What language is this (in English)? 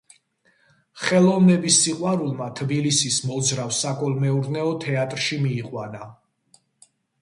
Georgian